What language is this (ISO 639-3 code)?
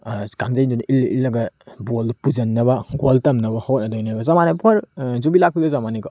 mni